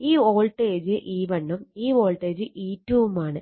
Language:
Malayalam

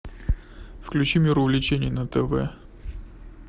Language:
Russian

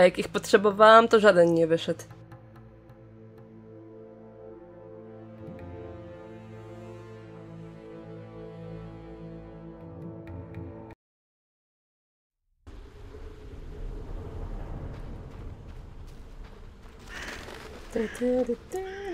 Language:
Polish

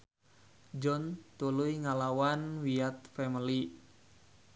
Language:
Sundanese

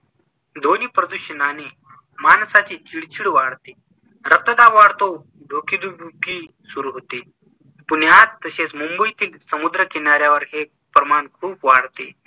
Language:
Marathi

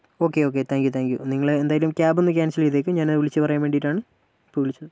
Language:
Malayalam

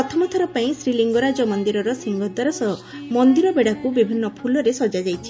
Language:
Odia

